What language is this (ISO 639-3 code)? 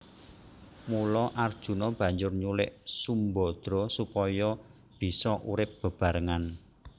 jav